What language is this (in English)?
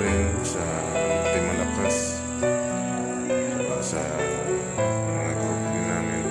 Spanish